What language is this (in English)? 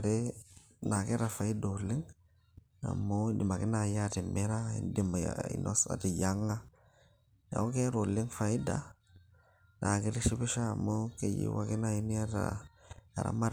Masai